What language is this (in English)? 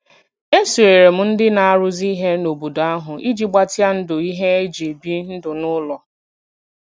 Igbo